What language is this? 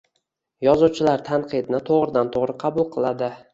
Uzbek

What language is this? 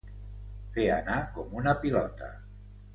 Catalan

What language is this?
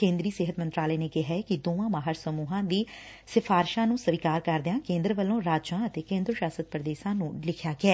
Punjabi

